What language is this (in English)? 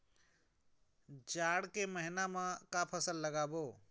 Chhattisgarhi